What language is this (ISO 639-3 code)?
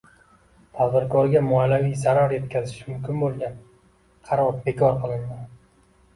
uzb